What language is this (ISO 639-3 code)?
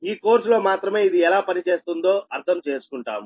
tel